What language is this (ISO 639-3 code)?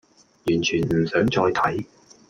yue